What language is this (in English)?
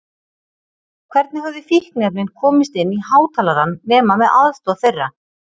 Icelandic